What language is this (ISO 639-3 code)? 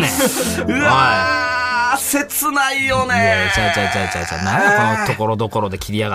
jpn